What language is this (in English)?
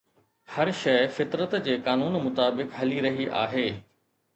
Sindhi